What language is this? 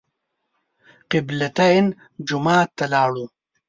Pashto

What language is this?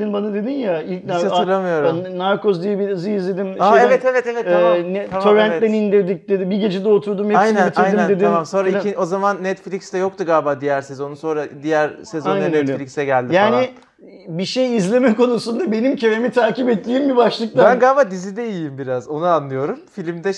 Turkish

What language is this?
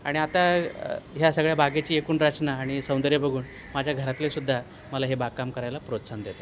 Marathi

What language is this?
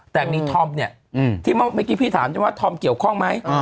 Thai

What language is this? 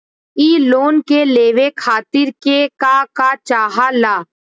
Bhojpuri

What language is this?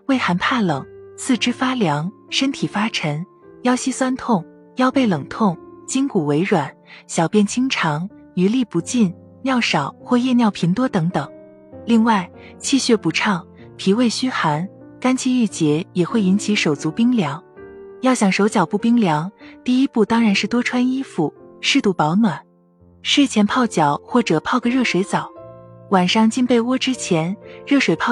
Chinese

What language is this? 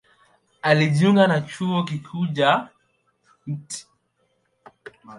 Swahili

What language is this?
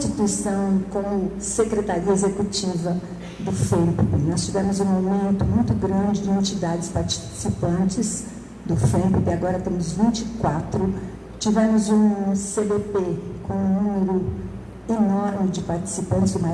Portuguese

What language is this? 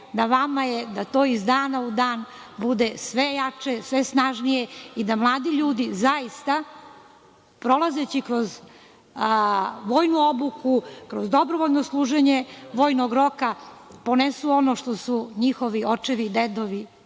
Serbian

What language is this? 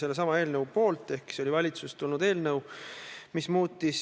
Estonian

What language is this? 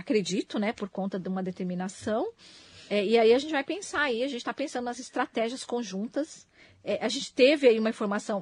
Portuguese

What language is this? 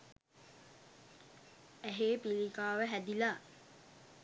Sinhala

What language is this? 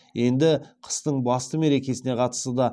Kazakh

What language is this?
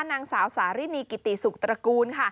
Thai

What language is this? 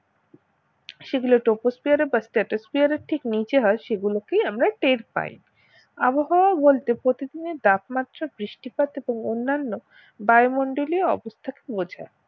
Bangla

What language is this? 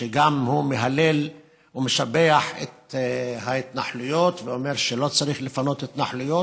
Hebrew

